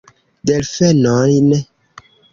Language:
Esperanto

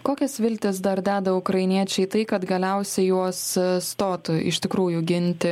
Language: Lithuanian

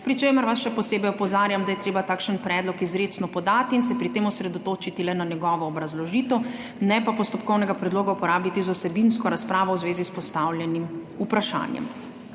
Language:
Slovenian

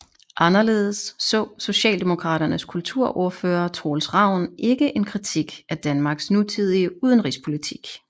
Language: Danish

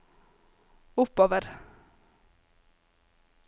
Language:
Norwegian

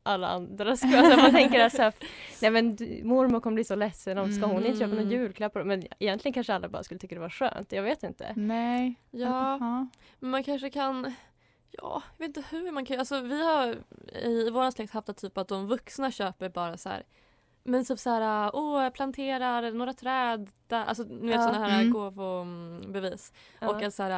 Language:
Swedish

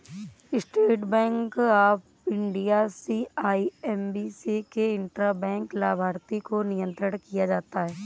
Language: Hindi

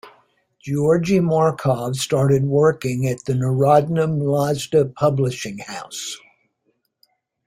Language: English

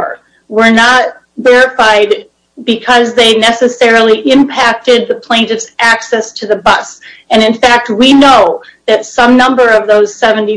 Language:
English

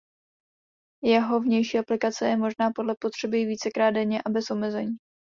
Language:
Czech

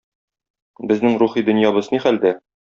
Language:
Tatar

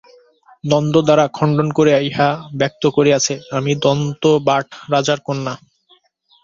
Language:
Bangla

